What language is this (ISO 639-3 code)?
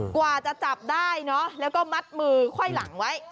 tha